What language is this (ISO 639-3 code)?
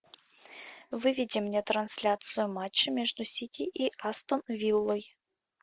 rus